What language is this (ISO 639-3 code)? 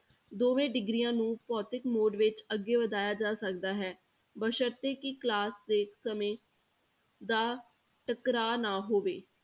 pan